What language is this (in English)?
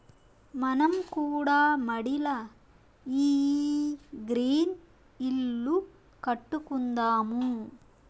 Telugu